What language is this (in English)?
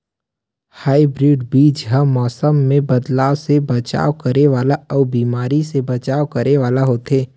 Chhattisgarhi